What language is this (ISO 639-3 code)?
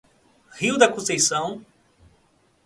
por